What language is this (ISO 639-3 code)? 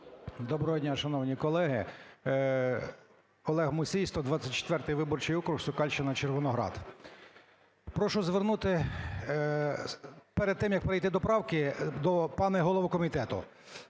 ukr